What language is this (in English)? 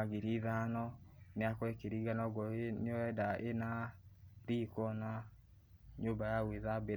Kikuyu